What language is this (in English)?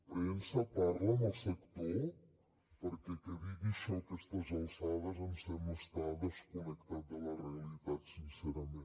Catalan